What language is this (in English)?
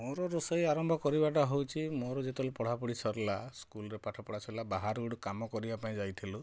Odia